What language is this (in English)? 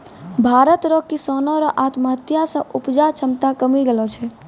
Maithili